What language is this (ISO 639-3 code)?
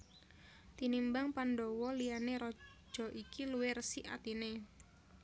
jav